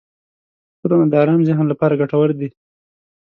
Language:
Pashto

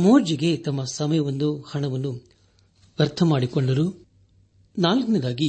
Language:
Kannada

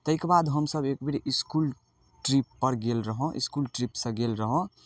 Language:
Maithili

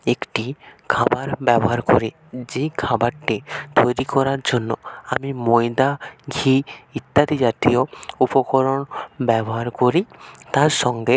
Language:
Bangla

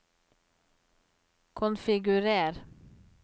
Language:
Norwegian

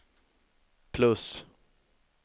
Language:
Swedish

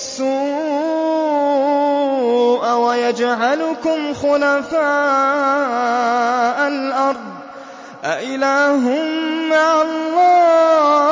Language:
Arabic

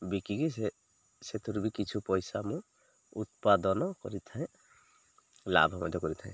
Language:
Odia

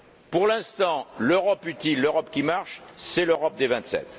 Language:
French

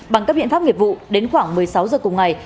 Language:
Vietnamese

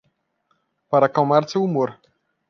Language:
Portuguese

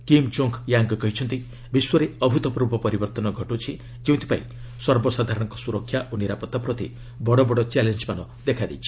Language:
Odia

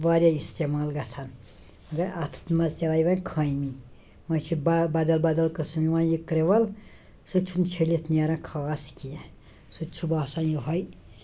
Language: Kashmiri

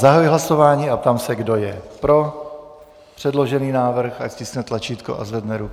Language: Czech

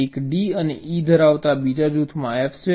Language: Gujarati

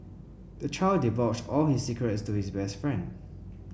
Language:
English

